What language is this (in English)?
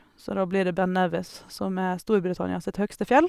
Norwegian